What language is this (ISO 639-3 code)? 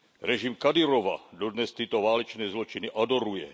ces